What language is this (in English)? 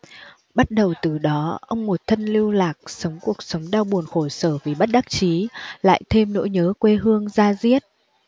Vietnamese